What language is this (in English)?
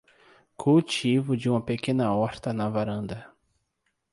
Portuguese